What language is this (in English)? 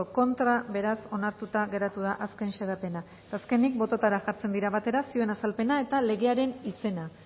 Basque